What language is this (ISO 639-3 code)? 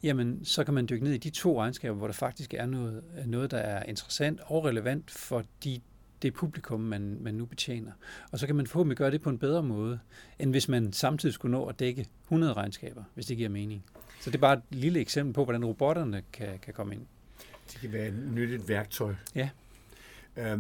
dan